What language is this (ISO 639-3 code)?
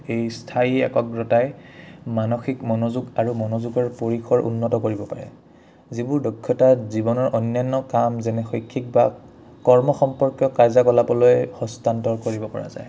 asm